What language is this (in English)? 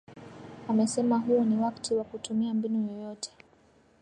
Swahili